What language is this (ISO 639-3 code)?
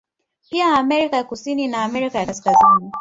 swa